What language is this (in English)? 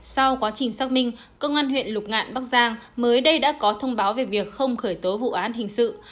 Vietnamese